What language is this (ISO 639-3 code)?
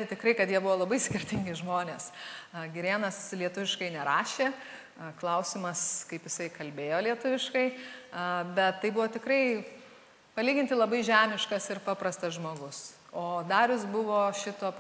lit